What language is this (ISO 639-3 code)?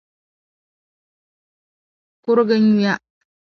dag